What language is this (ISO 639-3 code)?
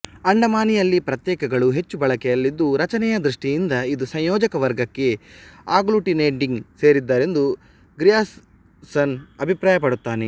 kan